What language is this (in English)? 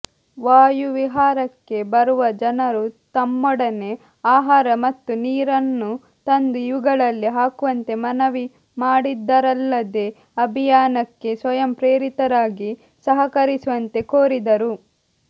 Kannada